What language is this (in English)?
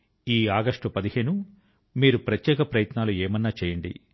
Telugu